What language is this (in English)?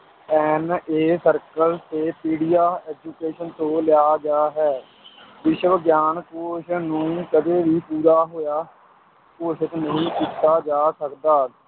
Punjabi